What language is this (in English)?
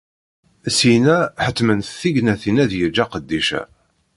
Kabyle